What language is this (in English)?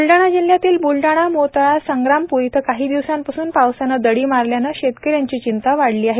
Marathi